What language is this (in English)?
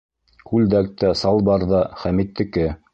Bashkir